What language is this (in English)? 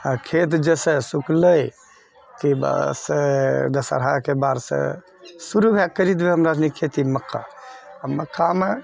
Maithili